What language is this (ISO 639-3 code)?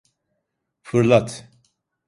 tur